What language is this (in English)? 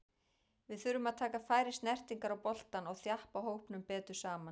Icelandic